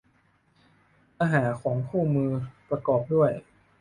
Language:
Thai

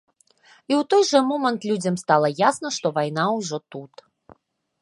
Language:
Belarusian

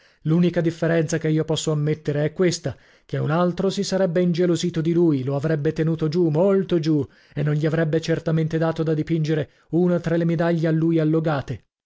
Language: Italian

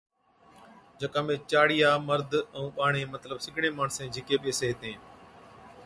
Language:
Od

